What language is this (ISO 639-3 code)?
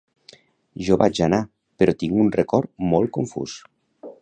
cat